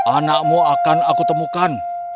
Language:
Indonesian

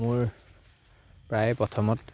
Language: Assamese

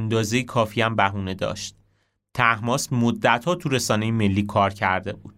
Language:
Persian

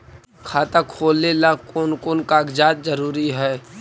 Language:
Magahi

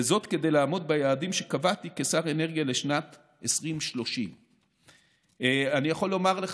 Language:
Hebrew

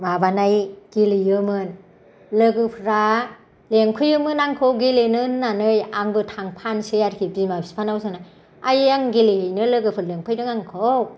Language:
Bodo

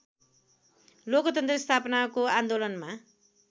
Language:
Nepali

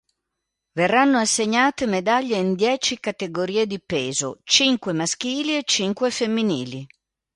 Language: Italian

